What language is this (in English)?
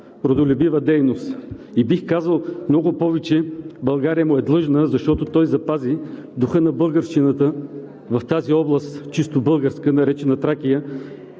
Bulgarian